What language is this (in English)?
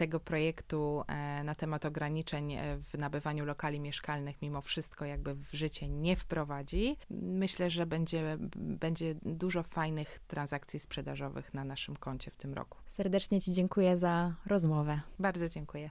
Polish